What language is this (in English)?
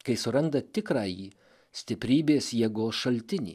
Lithuanian